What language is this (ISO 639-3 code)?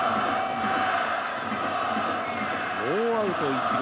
jpn